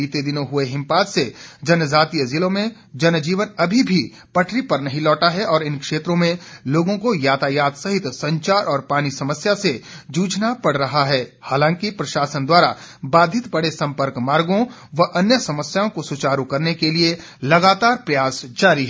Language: Hindi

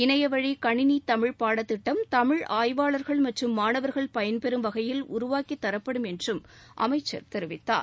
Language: Tamil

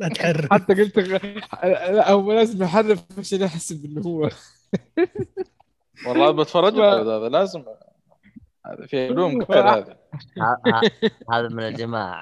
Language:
Arabic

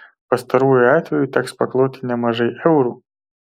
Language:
Lithuanian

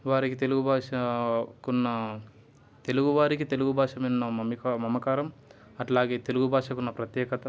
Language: Telugu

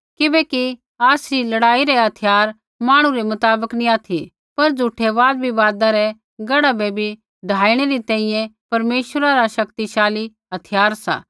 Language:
Kullu Pahari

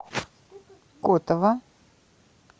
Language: Russian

